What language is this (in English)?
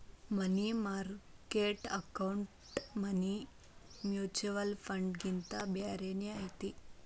Kannada